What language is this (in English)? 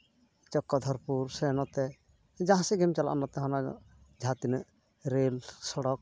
Santali